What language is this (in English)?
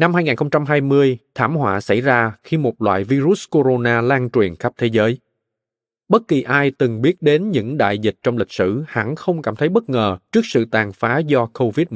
Vietnamese